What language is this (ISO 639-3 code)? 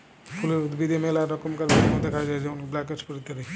ben